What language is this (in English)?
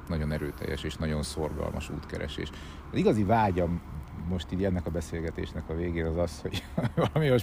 Hungarian